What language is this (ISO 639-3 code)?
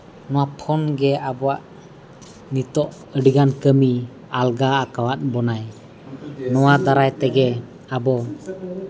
sat